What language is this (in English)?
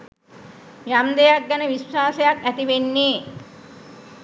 Sinhala